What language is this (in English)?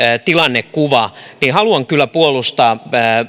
Finnish